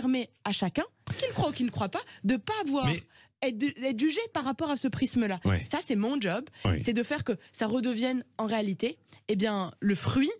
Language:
French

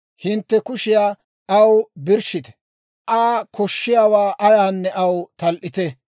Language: Dawro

